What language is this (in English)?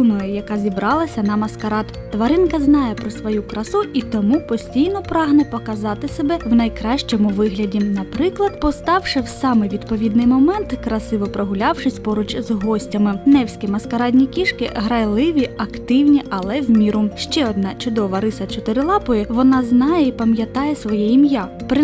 Russian